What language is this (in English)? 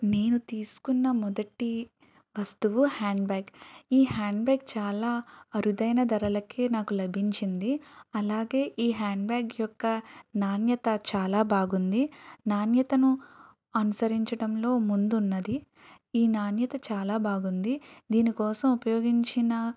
Telugu